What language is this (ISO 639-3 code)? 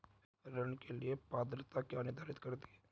hin